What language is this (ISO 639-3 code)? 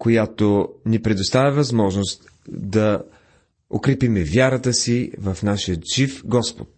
bul